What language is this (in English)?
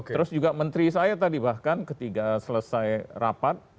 Indonesian